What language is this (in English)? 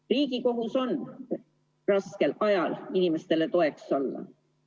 Estonian